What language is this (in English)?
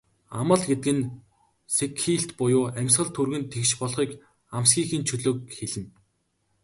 Mongolian